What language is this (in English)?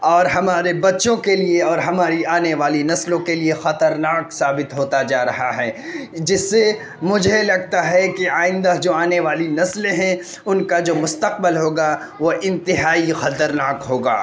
Urdu